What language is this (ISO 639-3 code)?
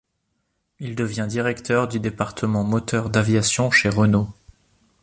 fra